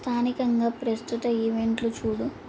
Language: Telugu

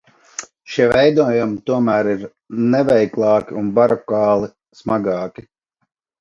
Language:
Latvian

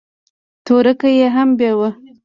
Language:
Pashto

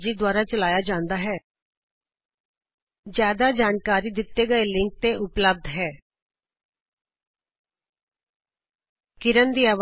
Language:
Punjabi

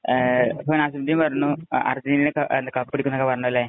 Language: Malayalam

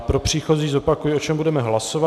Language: Czech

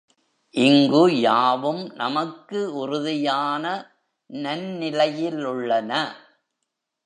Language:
Tamil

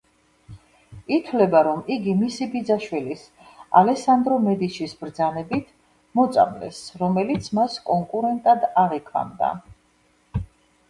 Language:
Georgian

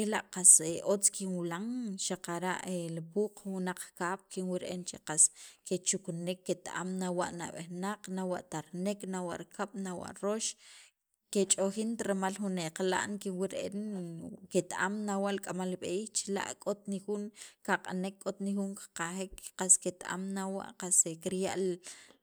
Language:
Sacapulteco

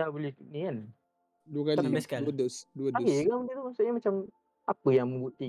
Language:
Malay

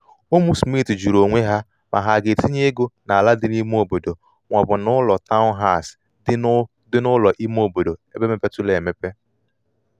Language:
Igbo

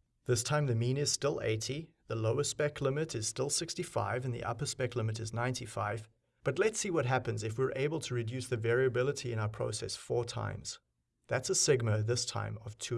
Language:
English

